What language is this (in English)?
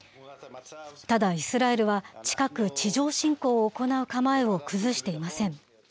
Japanese